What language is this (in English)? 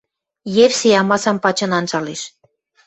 Western Mari